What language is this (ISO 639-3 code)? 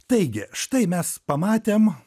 lit